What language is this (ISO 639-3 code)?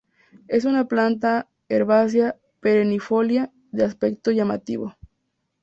spa